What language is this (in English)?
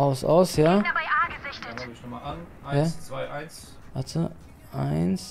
German